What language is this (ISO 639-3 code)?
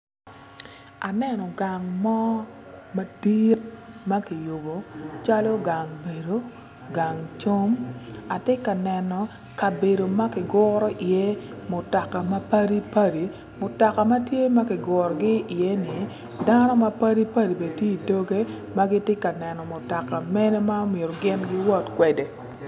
ach